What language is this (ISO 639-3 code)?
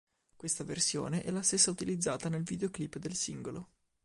ita